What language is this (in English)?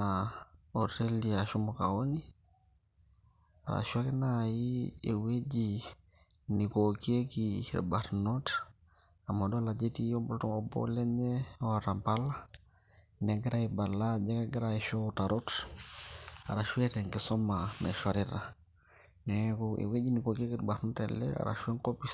Masai